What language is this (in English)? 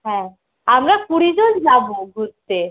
Bangla